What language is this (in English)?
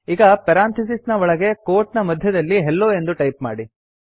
Kannada